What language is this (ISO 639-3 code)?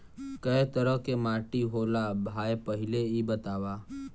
bho